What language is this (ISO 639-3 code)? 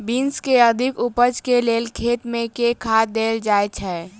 mai